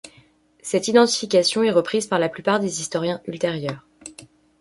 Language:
French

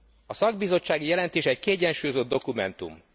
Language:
Hungarian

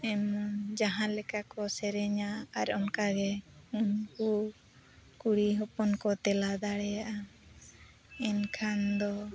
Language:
Santali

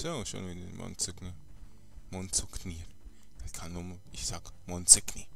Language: German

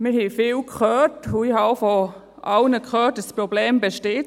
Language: Swiss German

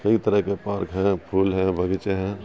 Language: Urdu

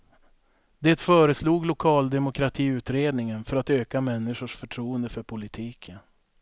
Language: Swedish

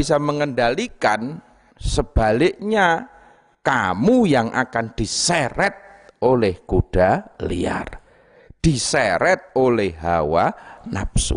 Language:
Indonesian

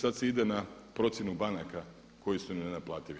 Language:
Croatian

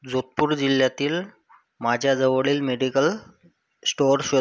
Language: Marathi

